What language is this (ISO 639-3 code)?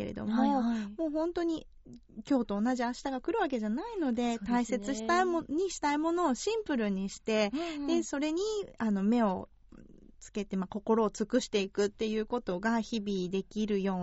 jpn